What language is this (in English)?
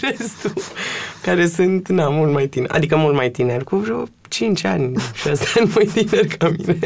Romanian